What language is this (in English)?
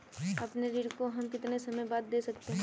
Hindi